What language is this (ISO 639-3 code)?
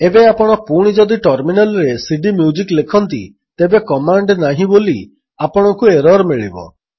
ori